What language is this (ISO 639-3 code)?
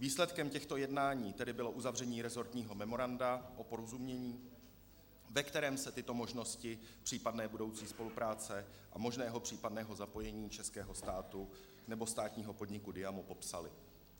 ces